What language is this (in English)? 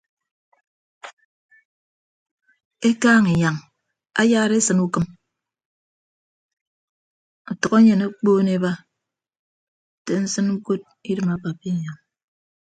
Ibibio